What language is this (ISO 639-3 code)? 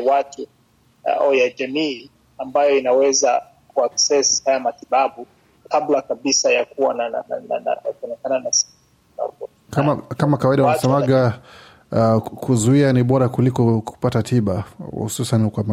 swa